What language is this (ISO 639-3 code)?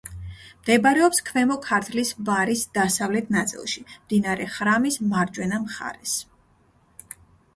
kat